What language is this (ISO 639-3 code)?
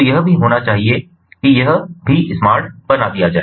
hin